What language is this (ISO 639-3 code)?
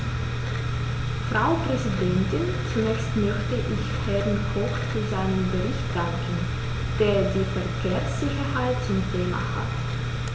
deu